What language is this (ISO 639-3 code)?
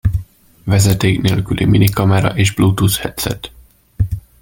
hun